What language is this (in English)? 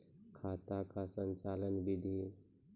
Maithili